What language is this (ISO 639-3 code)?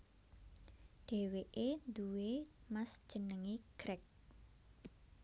jav